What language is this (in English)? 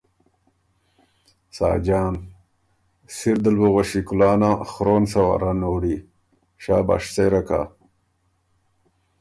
Ormuri